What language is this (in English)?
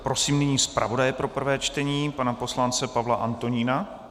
Czech